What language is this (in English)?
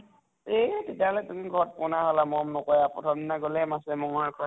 Assamese